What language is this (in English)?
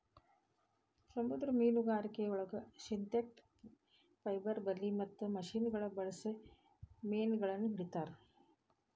Kannada